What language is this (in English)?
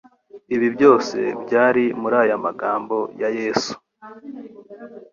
Kinyarwanda